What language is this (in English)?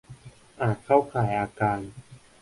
Thai